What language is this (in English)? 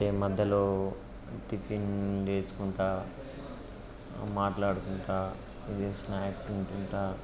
Telugu